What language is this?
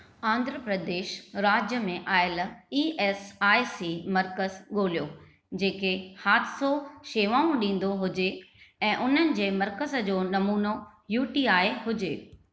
Sindhi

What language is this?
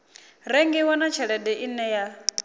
Venda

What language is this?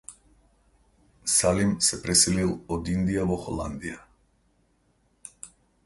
Macedonian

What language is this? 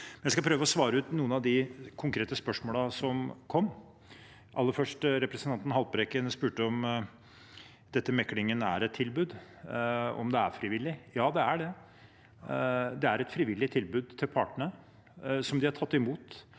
Norwegian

